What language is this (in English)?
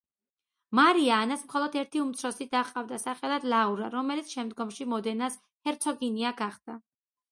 Georgian